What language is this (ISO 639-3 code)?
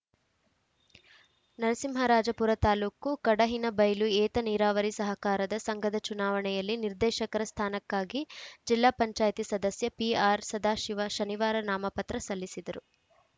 kan